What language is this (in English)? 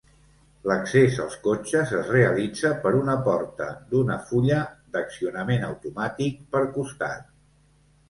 Catalan